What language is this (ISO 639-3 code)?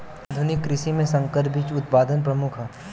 bho